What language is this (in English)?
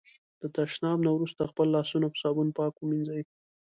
Pashto